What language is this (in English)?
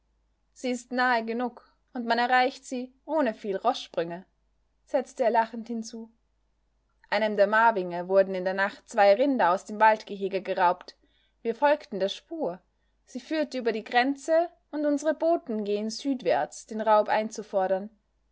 German